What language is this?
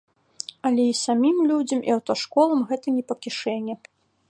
Belarusian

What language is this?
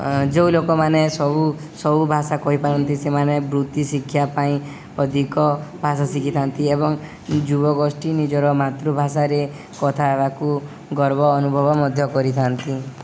Odia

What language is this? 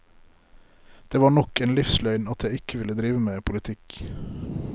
Norwegian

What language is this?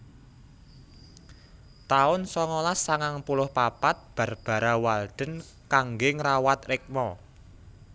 Javanese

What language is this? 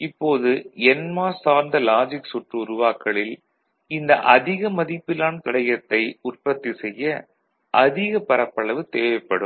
Tamil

